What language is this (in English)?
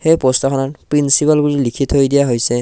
Assamese